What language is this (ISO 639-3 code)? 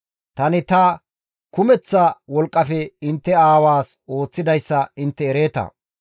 gmv